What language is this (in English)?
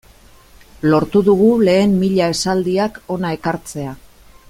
Basque